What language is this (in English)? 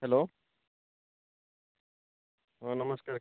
Odia